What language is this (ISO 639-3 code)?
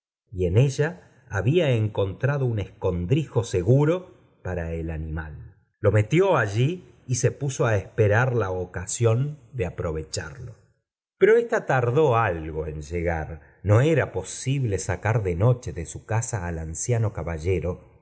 spa